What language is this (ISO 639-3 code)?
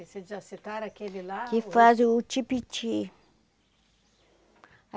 por